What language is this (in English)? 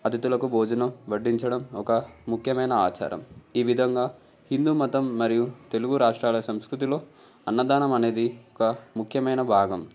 Telugu